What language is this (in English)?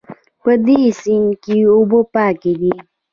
Pashto